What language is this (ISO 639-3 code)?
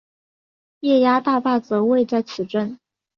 zho